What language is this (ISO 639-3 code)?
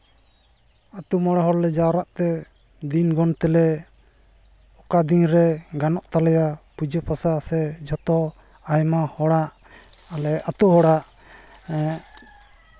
sat